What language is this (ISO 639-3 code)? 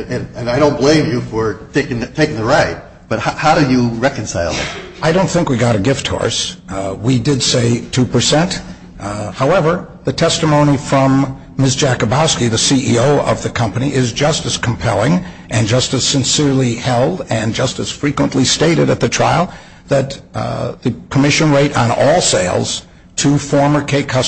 eng